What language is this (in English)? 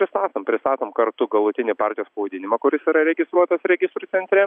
Lithuanian